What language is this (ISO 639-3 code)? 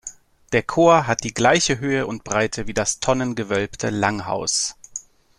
deu